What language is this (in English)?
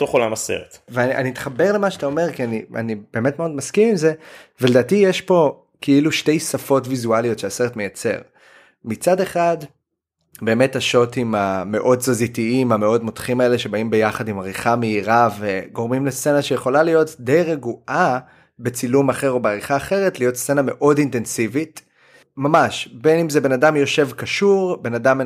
Hebrew